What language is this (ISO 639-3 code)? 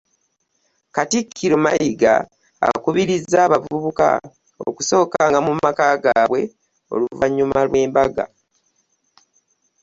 lug